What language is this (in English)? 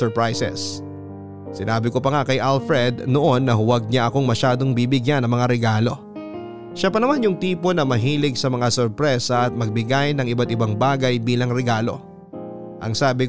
Filipino